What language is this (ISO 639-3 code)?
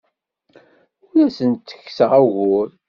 kab